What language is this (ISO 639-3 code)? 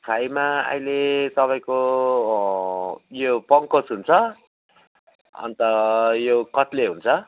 nep